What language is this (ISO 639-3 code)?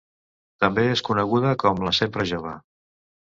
cat